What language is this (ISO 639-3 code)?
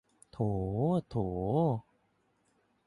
tha